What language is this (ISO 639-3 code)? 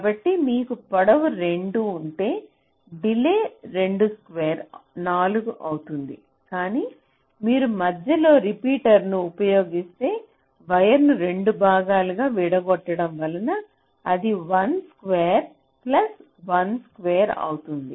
tel